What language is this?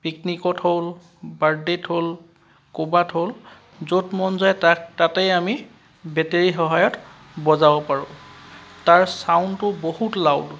Assamese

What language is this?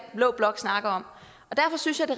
Danish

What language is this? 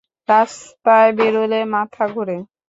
Bangla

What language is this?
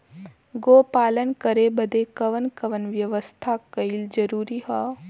Bhojpuri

